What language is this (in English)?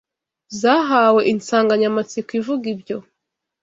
Kinyarwanda